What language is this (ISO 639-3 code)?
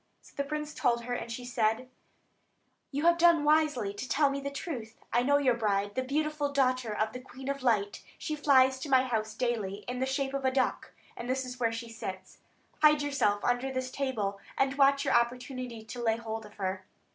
eng